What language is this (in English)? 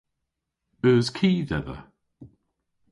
Cornish